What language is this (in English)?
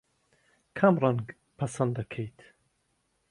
Central Kurdish